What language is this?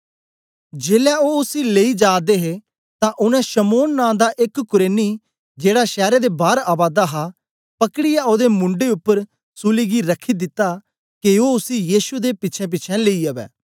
Dogri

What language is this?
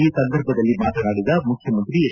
Kannada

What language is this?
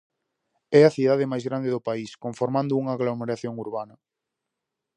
Galician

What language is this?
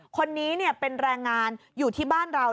Thai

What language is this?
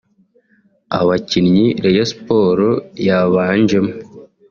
Kinyarwanda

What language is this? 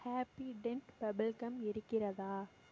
Tamil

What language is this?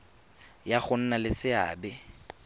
Tswana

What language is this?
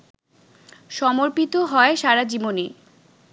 Bangla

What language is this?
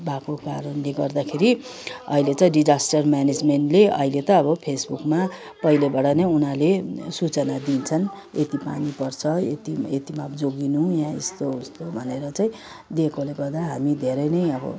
Nepali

